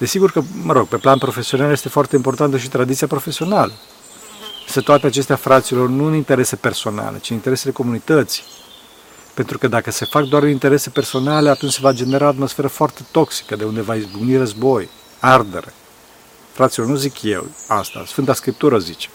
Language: Romanian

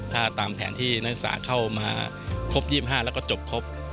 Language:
Thai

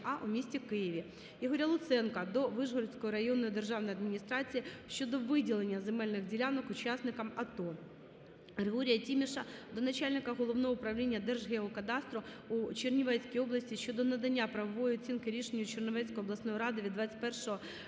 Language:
Ukrainian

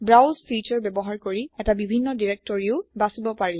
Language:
Assamese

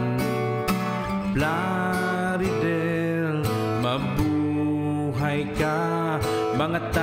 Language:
Thai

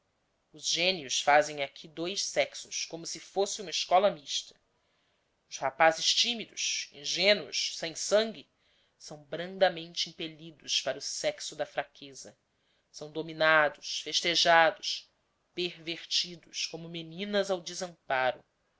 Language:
Portuguese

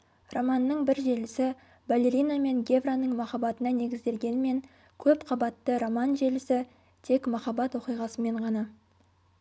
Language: Kazakh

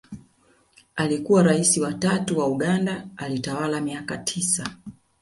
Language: Swahili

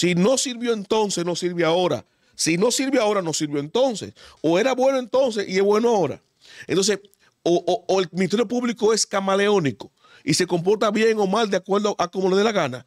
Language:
Spanish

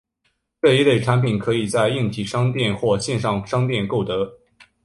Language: Chinese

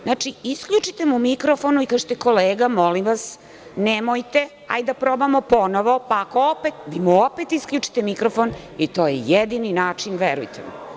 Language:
Serbian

